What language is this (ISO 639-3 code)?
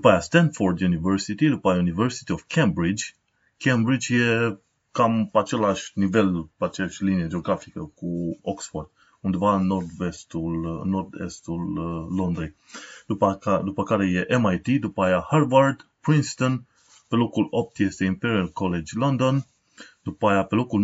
ron